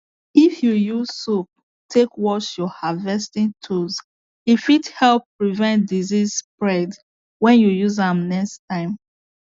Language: Nigerian Pidgin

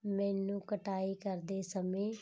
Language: Punjabi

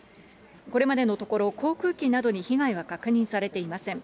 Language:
Japanese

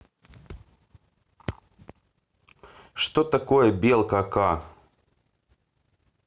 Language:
Russian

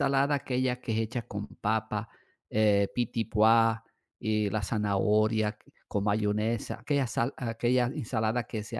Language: Spanish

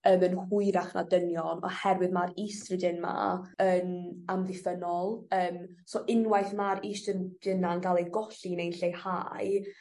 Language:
Welsh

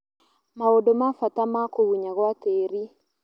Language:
Kikuyu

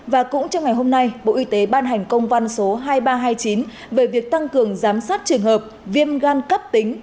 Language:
Vietnamese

